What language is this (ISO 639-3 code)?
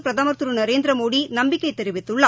tam